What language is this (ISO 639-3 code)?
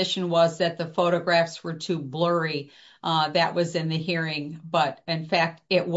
eng